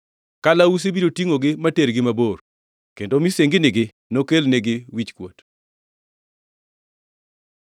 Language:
Luo (Kenya and Tanzania)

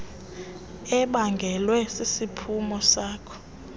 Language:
Xhosa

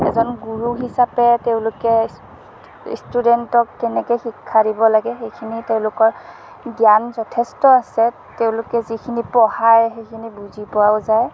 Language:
Assamese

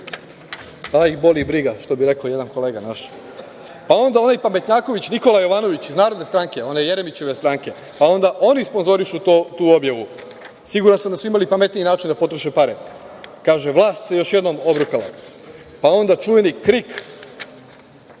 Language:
Serbian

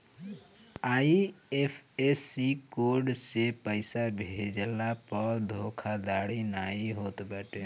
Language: Bhojpuri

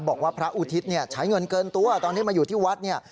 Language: Thai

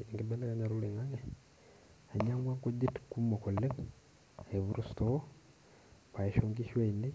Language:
Masai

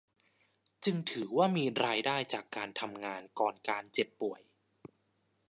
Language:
Thai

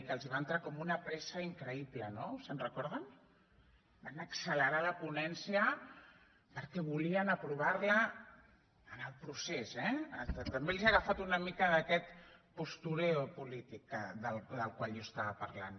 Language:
Catalan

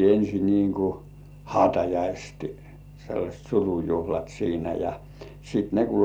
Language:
Finnish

